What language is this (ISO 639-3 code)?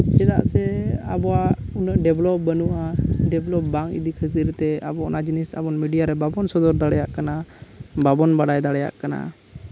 sat